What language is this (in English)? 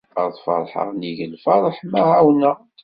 Kabyle